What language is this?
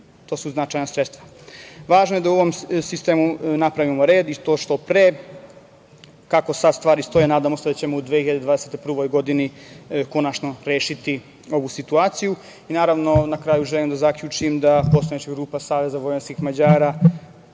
Serbian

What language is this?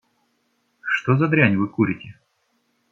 Russian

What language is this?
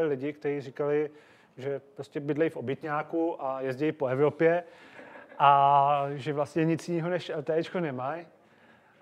Czech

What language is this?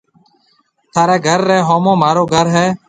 Marwari (Pakistan)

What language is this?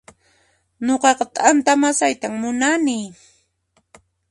Puno Quechua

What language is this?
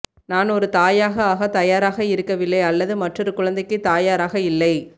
Tamil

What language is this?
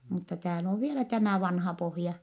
Finnish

